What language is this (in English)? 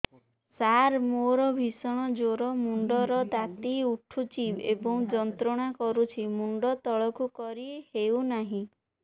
Odia